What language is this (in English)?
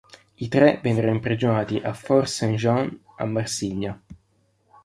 Italian